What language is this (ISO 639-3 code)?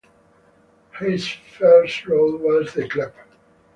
eng